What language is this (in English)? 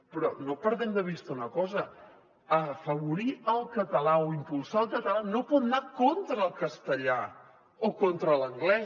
Catalan